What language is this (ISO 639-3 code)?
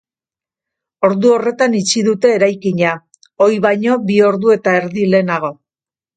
eus